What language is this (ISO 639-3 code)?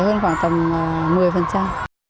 vie